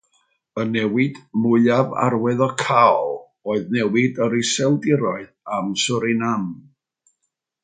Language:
Welsh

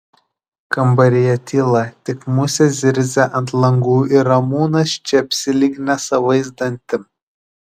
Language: Lithuanian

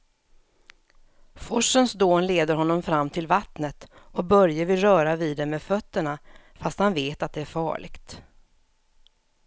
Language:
Swedish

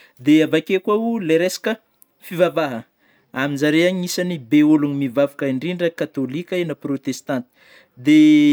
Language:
Northern Betsimisaraka Malagasy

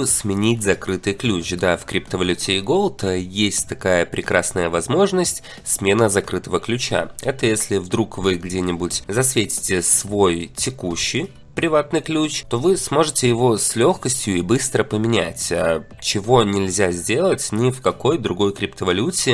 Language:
Russian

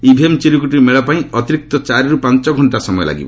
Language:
Odia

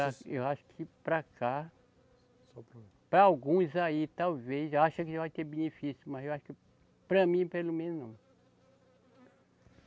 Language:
Portuguese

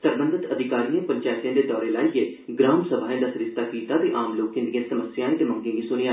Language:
Dogri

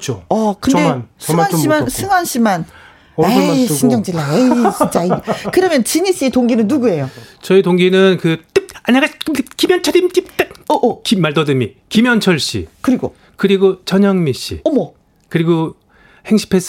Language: Korean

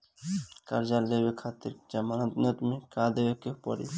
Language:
Bhojpuri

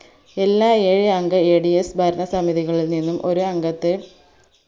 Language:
Malayalam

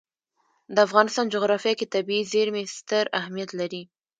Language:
Pashto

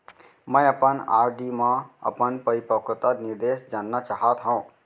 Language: Chhattisgarhi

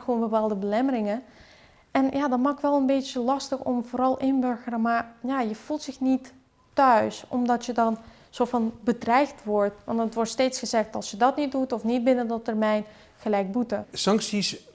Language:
Dutch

